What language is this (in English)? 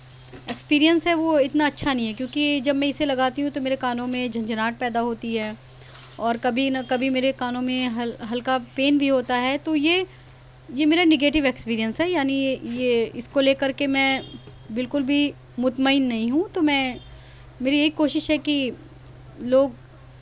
Urdu